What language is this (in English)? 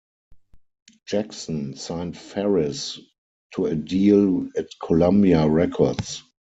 English